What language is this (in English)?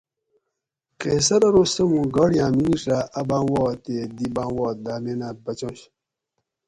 Gawri